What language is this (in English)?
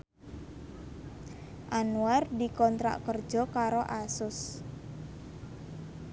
Javanese